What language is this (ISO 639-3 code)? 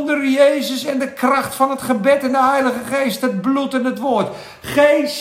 nld